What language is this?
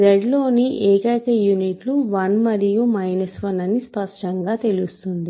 Telugu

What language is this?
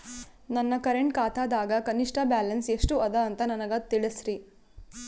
Kannada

